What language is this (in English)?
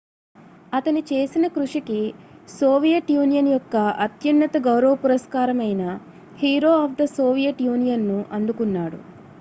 Telugu